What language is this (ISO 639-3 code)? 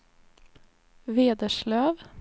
swe